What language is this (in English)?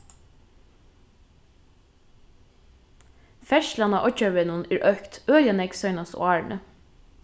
Faroese